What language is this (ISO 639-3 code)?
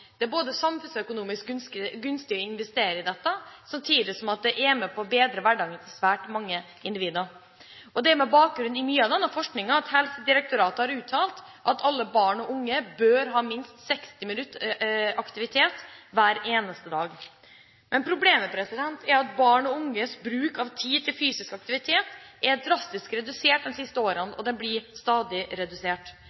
nob